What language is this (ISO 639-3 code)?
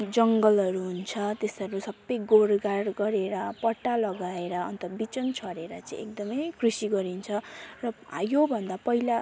nep